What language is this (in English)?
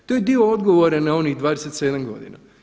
Croatian